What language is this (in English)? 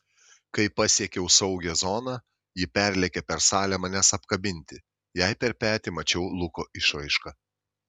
Lithuanian